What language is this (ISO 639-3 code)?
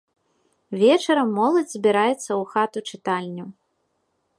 bel